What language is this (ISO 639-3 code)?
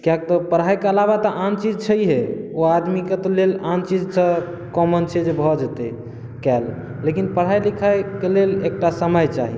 mai